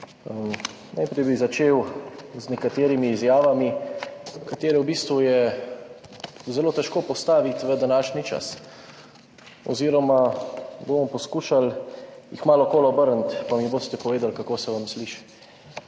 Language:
Slovenian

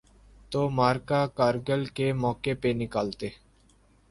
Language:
Urdu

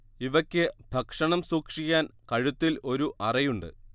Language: Malayalam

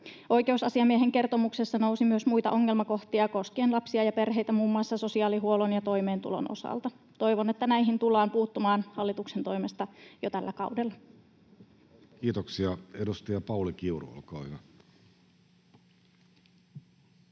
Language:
Finnish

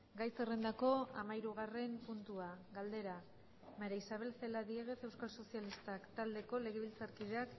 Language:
Basque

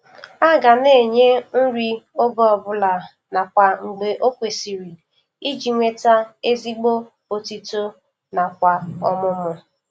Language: Igbo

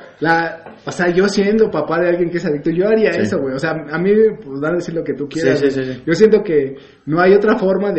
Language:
Spanish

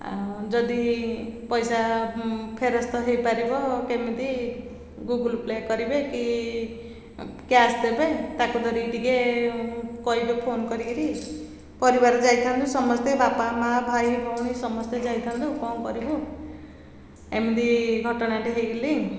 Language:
Odia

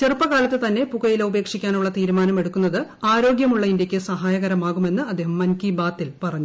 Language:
Malayalam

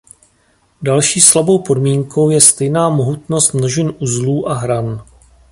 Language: Czech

